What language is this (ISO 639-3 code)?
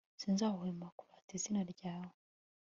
kin